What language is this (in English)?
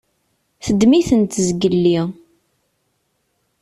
Kabyle